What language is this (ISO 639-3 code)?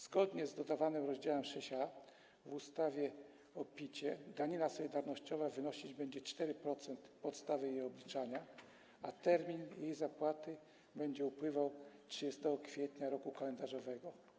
pol